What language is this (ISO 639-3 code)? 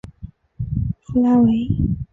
zho